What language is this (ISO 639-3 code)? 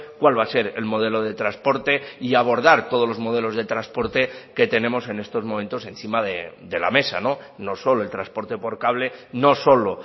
spa